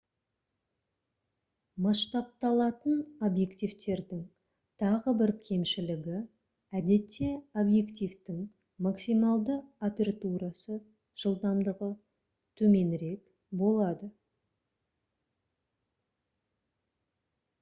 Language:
Kazakh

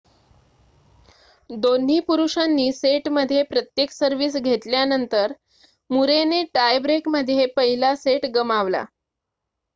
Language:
Marathi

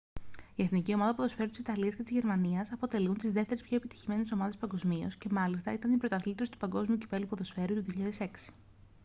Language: Greek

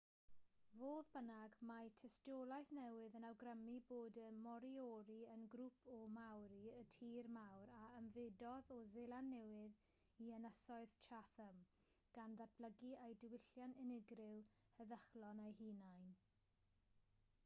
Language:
Welsh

